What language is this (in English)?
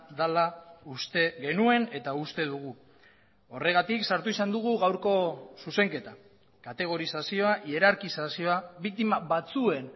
Basque